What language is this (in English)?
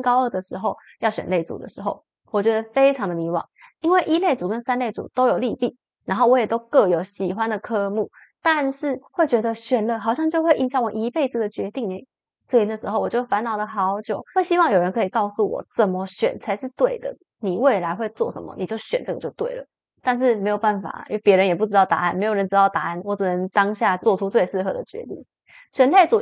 Chinese